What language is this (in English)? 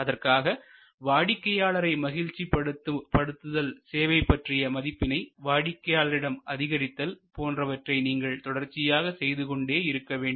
Tamil